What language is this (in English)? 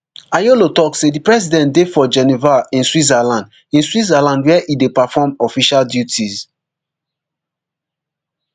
Nigerian Pidgin